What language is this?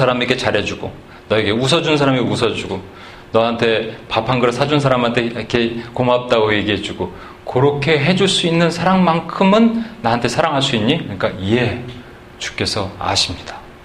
Korean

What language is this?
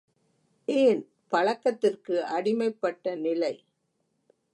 Tamil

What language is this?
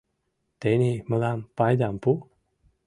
Mari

